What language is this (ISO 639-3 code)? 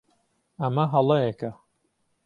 ckb